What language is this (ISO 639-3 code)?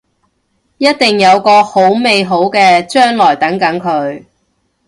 yue